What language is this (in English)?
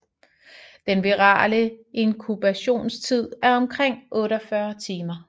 Danish